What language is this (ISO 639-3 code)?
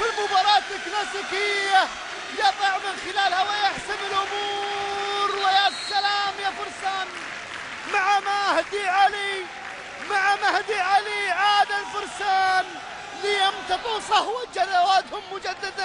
ara